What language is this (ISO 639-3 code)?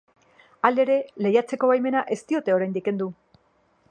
eus